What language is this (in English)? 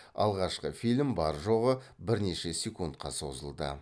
Kazakh